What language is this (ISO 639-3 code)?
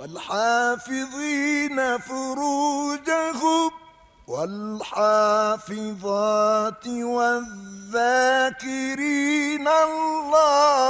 ara